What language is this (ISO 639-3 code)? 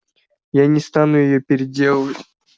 rus